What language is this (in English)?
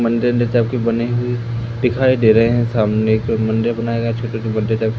Hindi